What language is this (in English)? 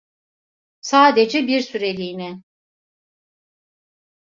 Turkish